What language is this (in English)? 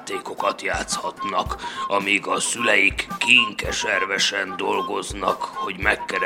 Hungarian